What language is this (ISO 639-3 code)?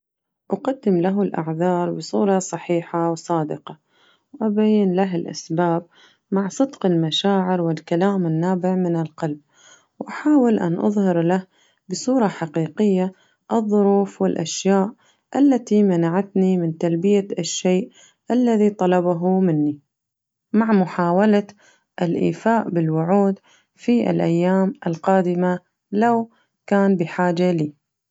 ars